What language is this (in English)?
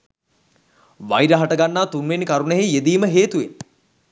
Sinhala